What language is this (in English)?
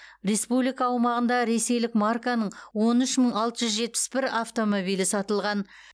Kazakh